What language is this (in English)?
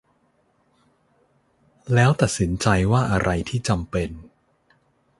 Thai